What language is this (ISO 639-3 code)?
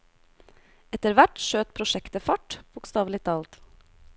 nor